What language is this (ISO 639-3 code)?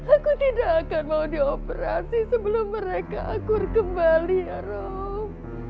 ind